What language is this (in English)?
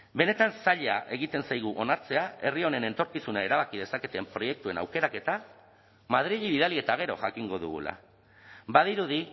Basque